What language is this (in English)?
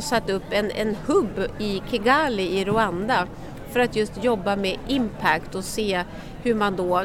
Swedish